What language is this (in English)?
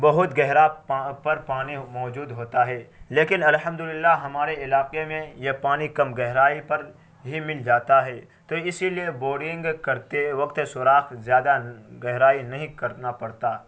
Urdu